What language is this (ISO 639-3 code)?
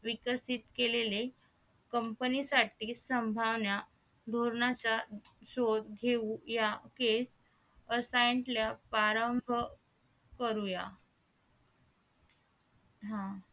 mar